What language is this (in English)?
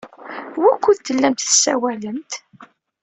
Kabyle